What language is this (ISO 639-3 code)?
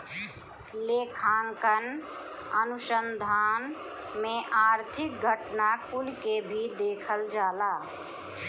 bho